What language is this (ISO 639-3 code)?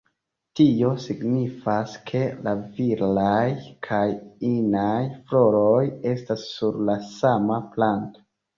epo